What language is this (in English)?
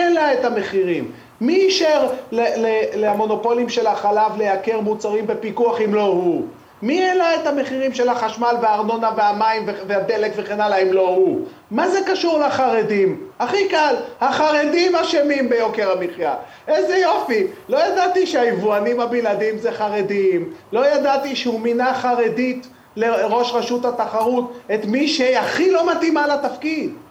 Hebrew